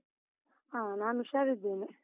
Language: Kannada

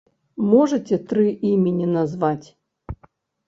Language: Belarusian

